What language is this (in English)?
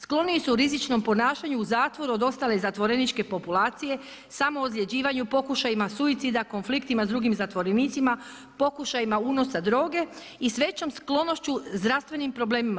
Croatian